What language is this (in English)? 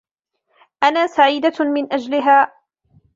Arabic